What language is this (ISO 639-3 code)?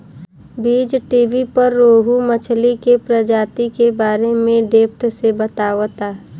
bho